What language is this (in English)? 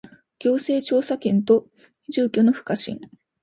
Japanese